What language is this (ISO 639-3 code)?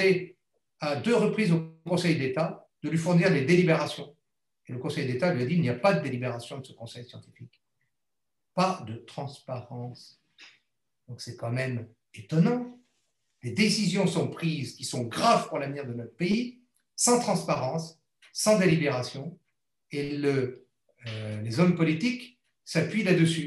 fra